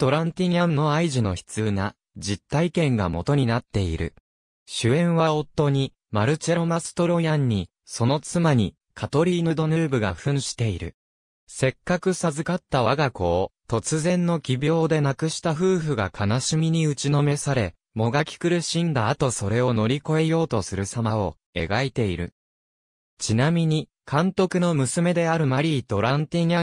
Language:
Japanese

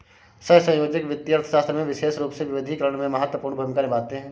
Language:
Hindi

